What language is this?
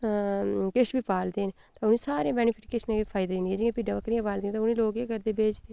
Dogri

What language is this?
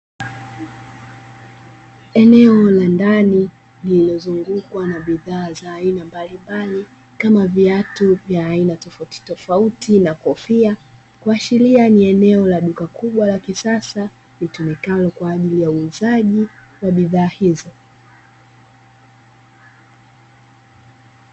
Swahili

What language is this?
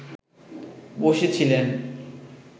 Bangla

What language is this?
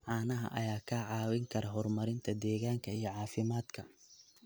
Somali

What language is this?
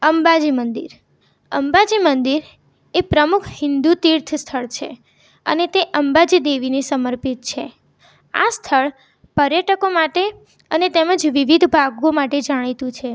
Gujarati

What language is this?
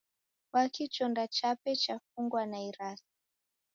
Taita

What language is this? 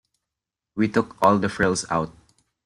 English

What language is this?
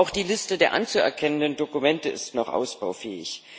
German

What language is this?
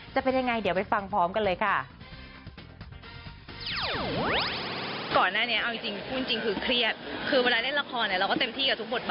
Thai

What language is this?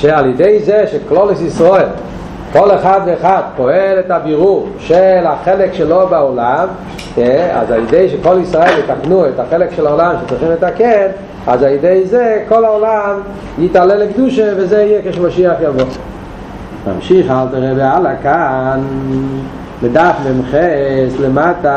Hebrew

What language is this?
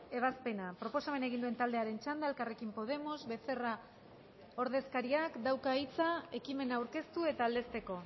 Basque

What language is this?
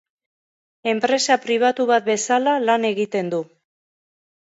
Basque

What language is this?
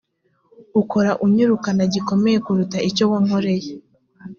Kinyarwanda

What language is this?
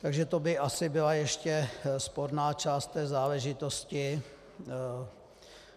Czech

